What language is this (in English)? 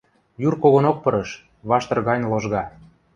Western Mari